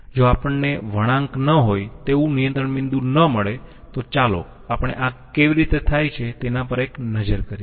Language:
Gujarati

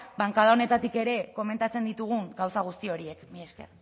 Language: Basque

